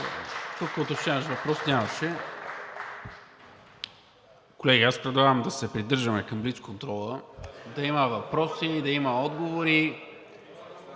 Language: Bulgarian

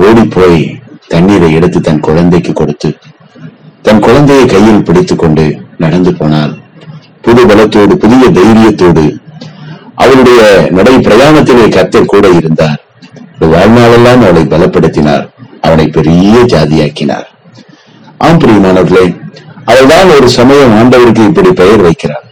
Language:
Tamil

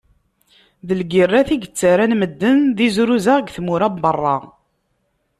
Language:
Kabyle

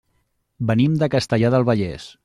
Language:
Catalan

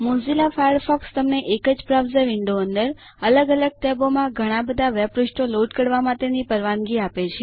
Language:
Gujarati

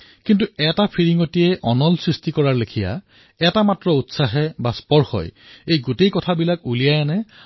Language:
Assamese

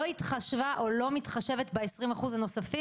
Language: Hebrew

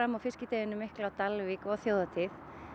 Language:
Icelandic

